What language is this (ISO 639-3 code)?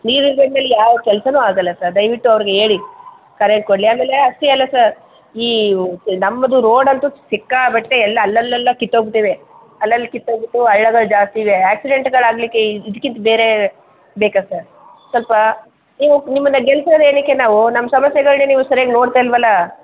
kan